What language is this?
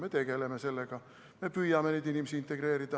Estonian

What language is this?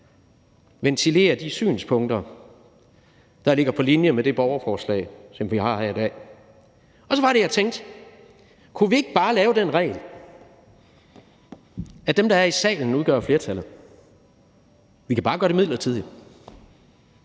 Danish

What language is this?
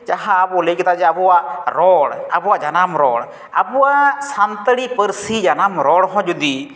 Santali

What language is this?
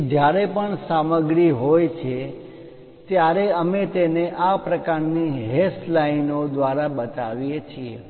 Gujarati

